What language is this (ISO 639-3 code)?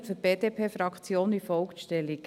gsw